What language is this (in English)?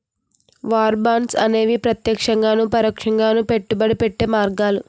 Telugu